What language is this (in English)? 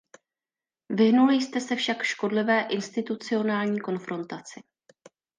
Czech